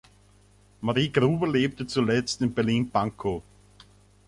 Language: German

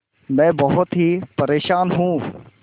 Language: Hindi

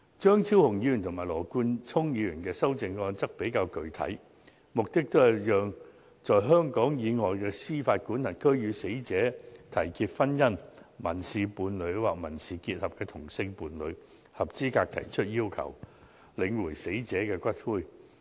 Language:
Cantonese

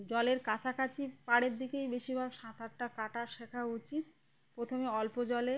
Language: Bangla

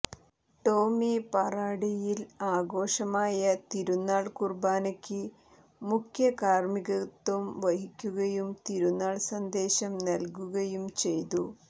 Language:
Malayalam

